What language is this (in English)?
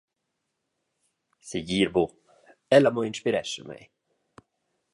Romansh